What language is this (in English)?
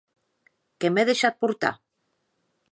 Occitan